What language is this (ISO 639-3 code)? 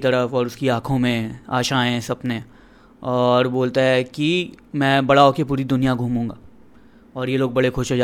hin